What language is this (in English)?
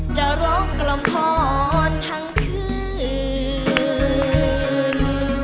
Thai